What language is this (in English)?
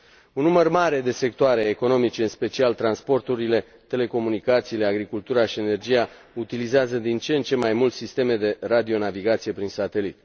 Romanian